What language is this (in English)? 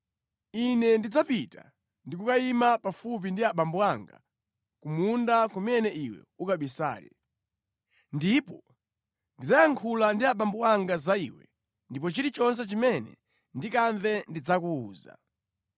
Nyanja